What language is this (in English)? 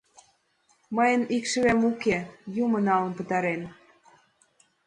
Mari